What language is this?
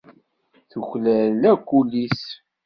Kabyle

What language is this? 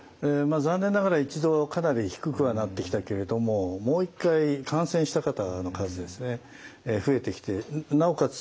Japanese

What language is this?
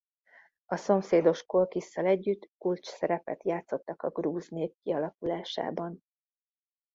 Hungarian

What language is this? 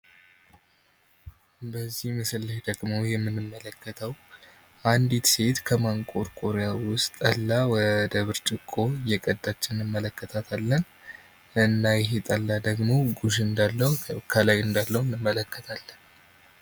Amharic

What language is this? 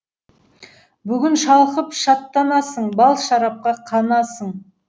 Kazakh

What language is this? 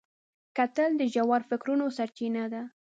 Pashto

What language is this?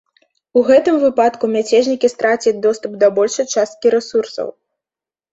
Belarusian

